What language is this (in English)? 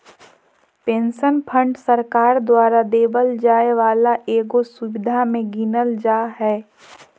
Magahi